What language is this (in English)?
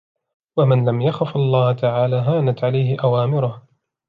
Arabic